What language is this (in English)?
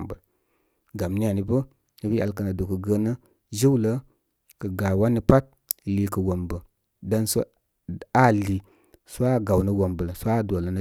Koma